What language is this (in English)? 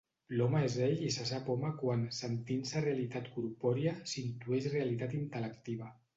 Catalan